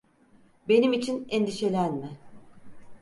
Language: Turkish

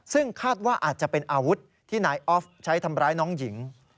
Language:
Thai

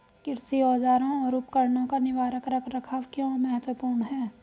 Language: Hindi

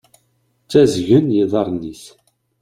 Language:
Kabyle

